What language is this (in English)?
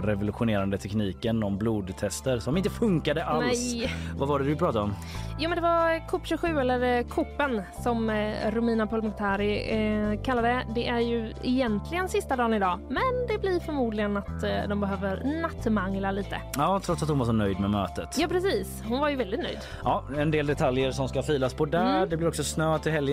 Swedish